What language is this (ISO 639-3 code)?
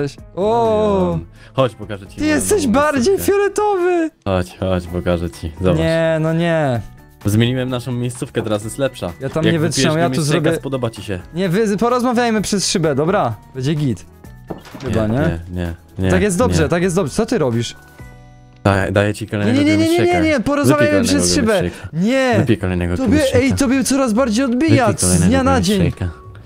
pol